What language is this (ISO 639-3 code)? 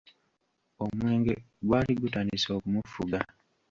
lug